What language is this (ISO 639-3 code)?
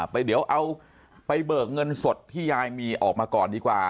tha